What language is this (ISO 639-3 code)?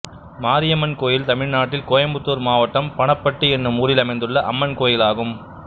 tam